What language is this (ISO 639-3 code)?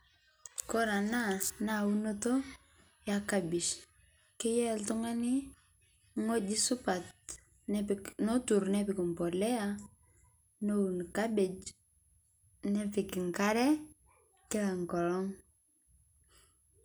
mas